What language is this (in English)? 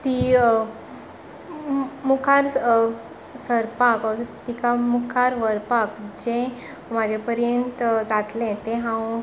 Konkani